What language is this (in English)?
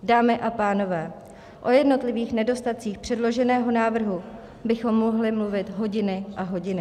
Czech